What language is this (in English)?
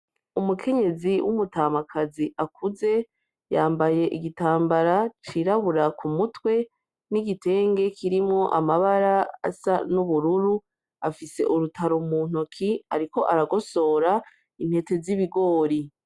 Rundi